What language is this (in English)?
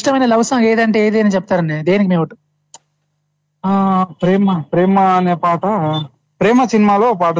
Telugu